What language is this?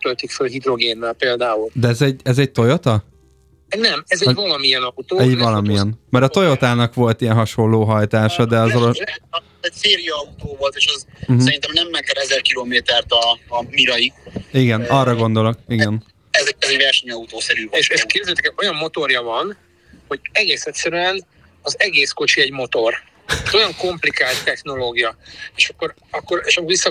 Hungarian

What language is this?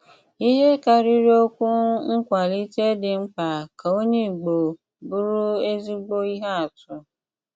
Igbo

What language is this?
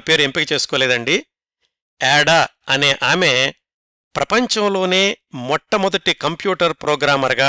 Telugu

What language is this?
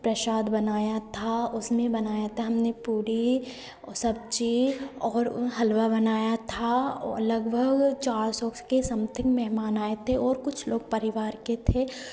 Hindi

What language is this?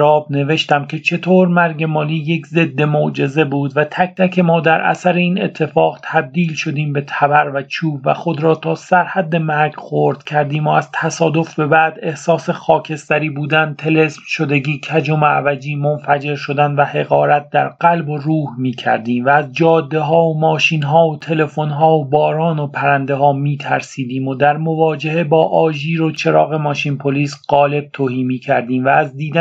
Persian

